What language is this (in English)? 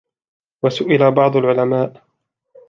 Arabic